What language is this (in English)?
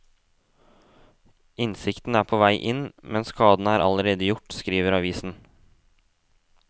Norwegian